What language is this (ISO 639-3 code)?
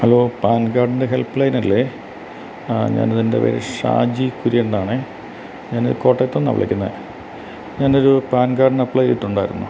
mal